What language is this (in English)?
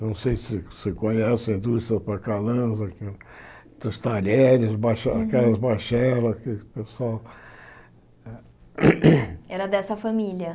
Portuguese